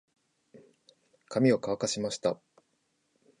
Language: Japanese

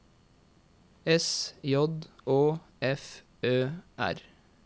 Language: Norwegian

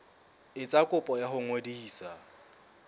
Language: Southern Sotho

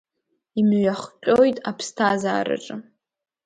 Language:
Abkhazian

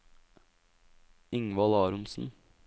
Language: Norwegian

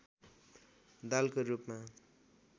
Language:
Nepali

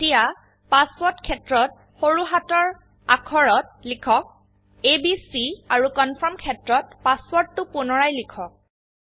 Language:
Assamese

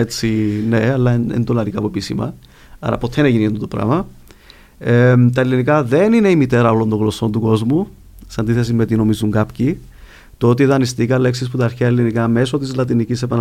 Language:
Greek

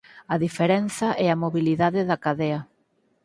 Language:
Galician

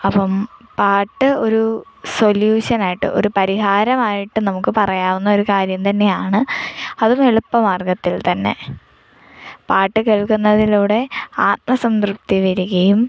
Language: Malayalam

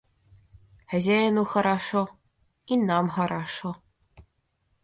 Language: Russian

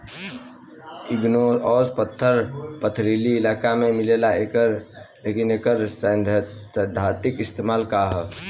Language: Bhojpuri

